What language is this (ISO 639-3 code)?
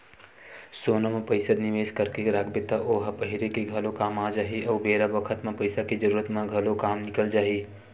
hne